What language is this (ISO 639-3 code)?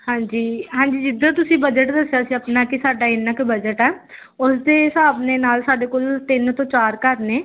pan